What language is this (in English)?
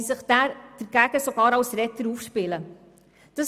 Swiss German